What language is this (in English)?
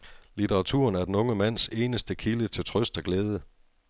Danish